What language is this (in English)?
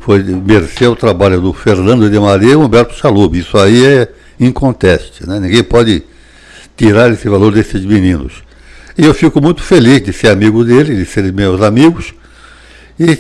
Portuguese